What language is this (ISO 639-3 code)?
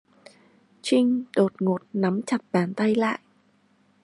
vie